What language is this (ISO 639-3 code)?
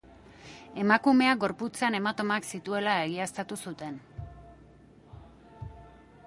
eus